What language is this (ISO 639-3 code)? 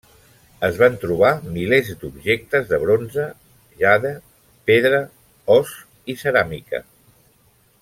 cat